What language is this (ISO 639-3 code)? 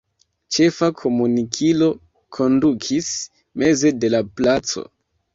epo